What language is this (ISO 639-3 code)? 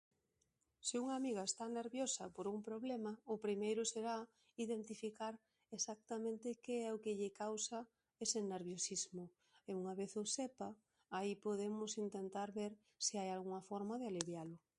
glg